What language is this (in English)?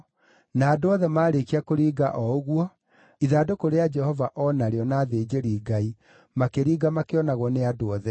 Kikuyu